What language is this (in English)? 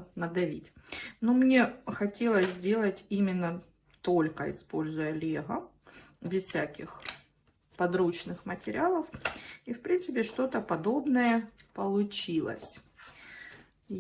Russian